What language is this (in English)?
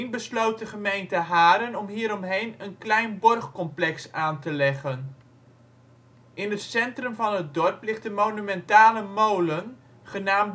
Dutch